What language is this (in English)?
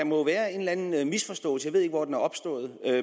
Danish